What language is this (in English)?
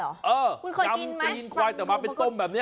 Thai